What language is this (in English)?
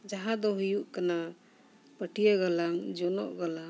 Santali